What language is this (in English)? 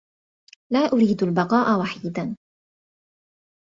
Arabic